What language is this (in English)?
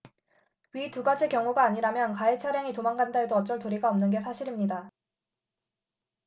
Korean